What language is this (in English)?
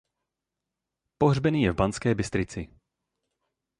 Czech